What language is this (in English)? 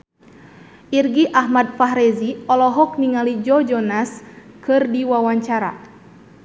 Sundanese